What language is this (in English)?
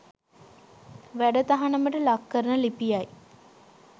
Sinhala